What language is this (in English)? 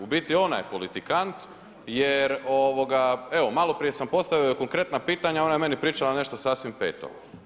Croatian